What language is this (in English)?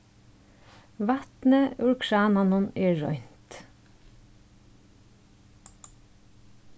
Faroese